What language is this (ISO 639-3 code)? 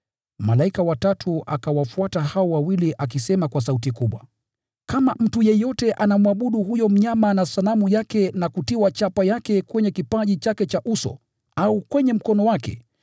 swa